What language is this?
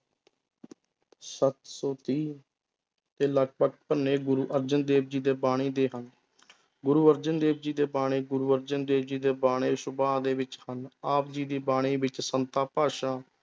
Punjabi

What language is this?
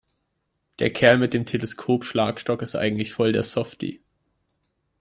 German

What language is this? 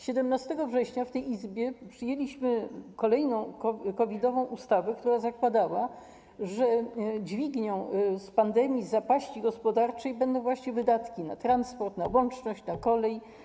Polish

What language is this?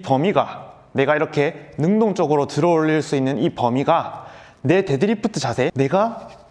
Korean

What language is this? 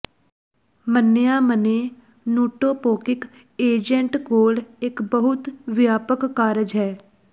Punjabi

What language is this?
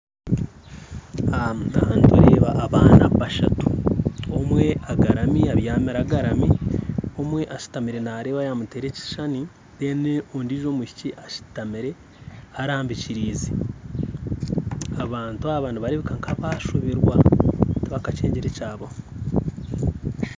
Nyankole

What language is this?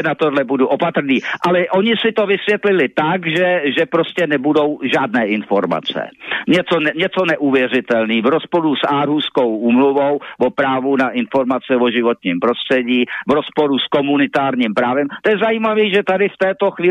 Czech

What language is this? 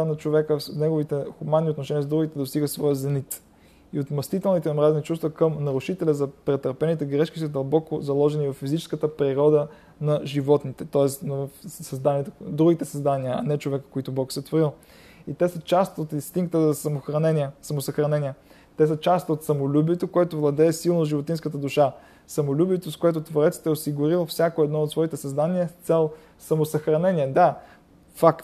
Bulgarian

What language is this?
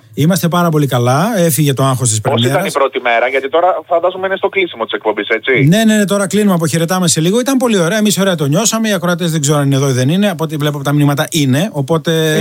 Greek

